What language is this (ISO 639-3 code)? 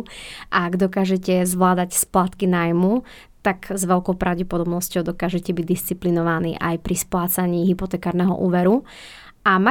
slk